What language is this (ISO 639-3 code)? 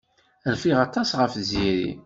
kab